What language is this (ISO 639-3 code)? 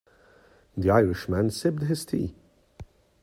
eng